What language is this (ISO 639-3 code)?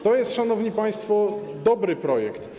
pol